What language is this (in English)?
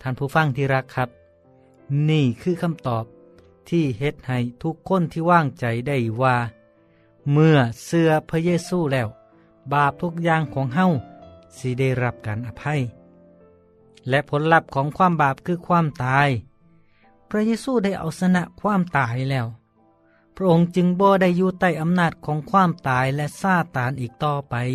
Thai